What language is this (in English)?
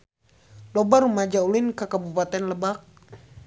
Sundanese